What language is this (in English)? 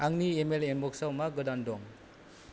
Bodo